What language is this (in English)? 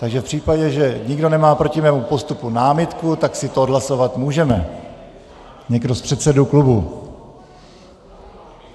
Czech